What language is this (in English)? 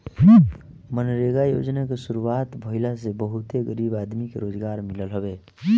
Bhojpuri